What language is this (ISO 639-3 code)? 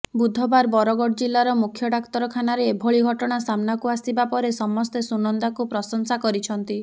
ori